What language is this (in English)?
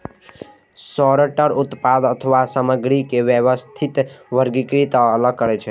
Maithili